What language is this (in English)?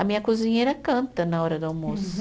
Portuguese